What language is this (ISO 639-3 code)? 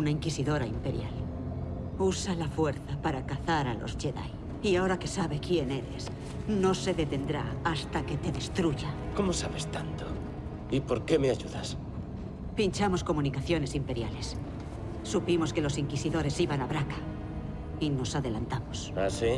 spa